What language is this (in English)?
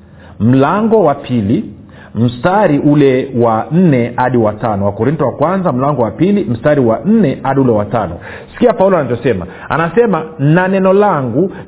Swahili